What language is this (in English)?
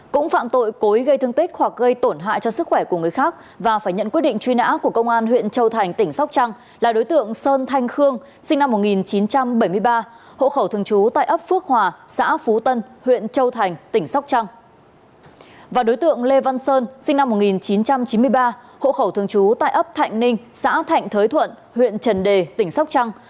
Vietnamese